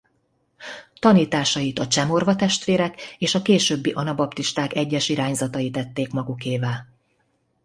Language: Hungarian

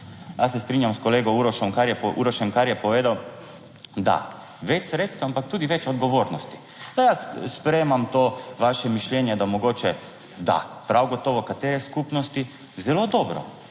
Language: Slovenian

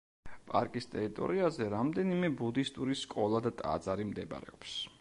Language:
Georgian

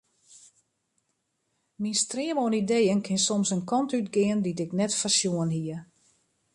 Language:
Western Frisian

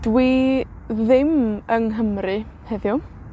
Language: Welsh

